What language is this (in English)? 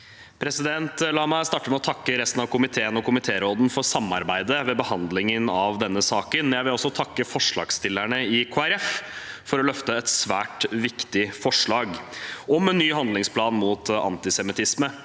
Norwegian